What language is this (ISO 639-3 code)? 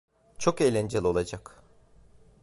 tur